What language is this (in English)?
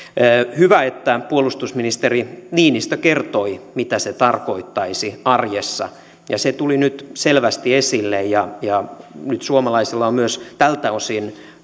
Finnish